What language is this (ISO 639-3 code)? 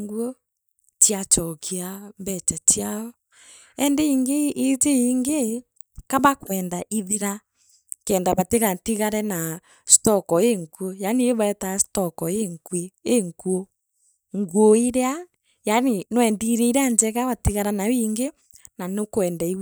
mer